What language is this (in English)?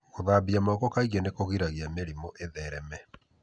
Kikuyu